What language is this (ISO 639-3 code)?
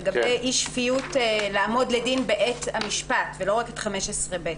heb